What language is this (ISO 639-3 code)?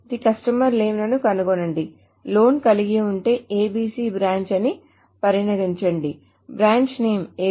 tel